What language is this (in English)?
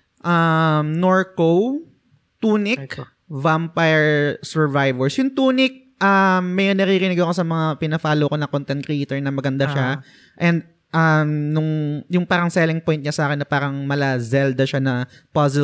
Filipino